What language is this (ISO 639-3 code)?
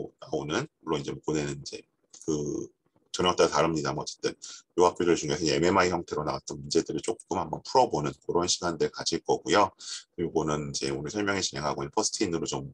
kor